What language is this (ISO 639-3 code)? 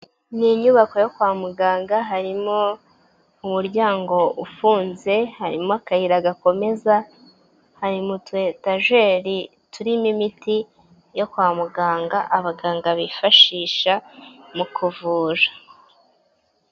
kin